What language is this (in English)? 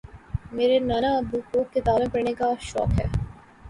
Urdu